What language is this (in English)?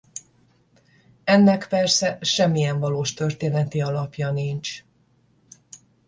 Hungarian